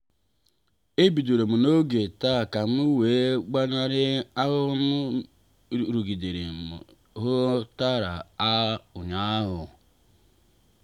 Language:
Igbo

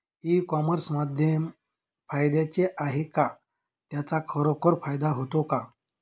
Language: Marathi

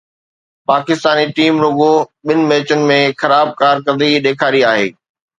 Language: Sindhi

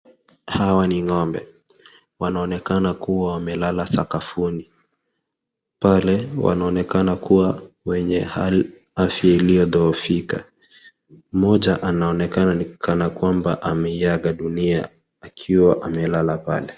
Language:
Swahili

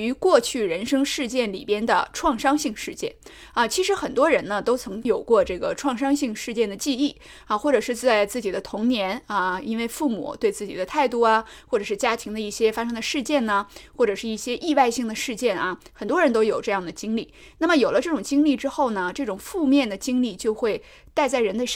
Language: Chinese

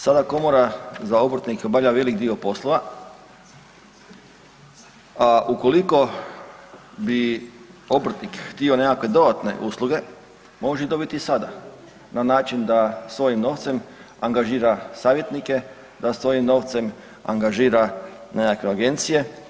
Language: Croatian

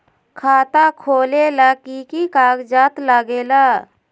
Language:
Magahi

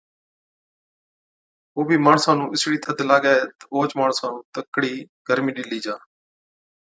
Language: Od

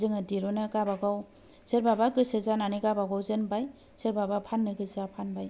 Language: Bodo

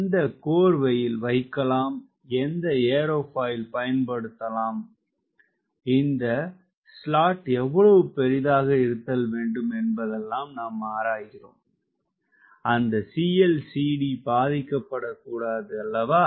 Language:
Tamil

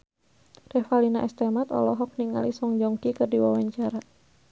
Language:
Sundanese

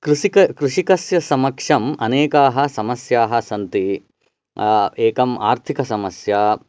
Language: Sanskrit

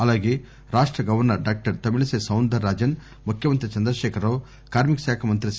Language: Telugu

